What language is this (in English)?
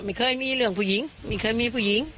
Thai